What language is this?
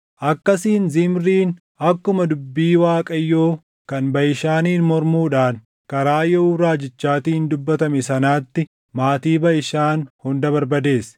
Oromo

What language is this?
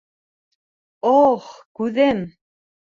Bashkir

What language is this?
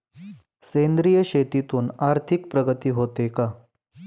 Marathi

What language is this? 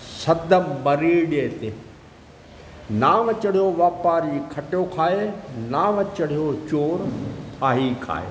Sindhi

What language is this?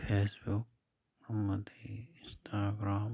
Manipuri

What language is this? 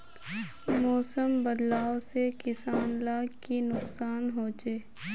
Magahi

